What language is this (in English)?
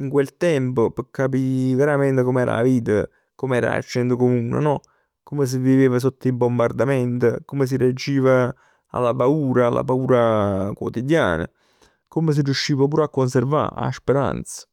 Neapolitan